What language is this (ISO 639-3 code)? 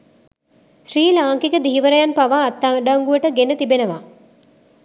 sin